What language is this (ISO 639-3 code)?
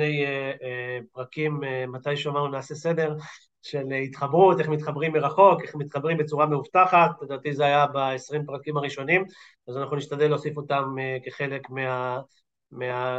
heb